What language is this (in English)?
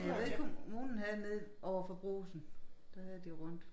Danish